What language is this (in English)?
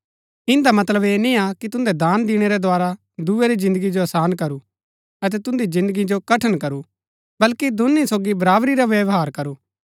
Gaddi